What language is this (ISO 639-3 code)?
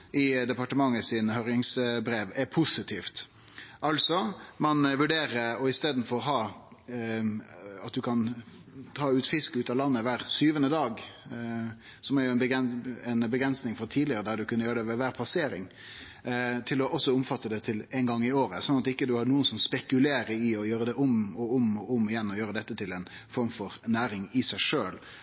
nno